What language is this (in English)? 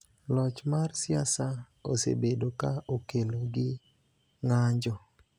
Luo (Kenya and Tanzania)